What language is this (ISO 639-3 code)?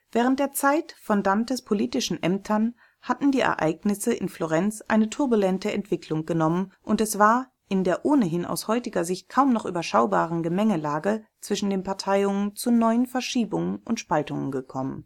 deu